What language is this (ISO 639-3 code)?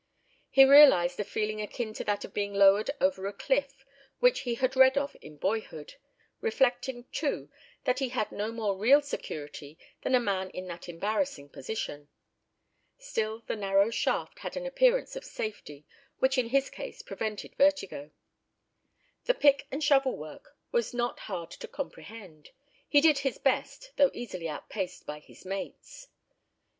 eng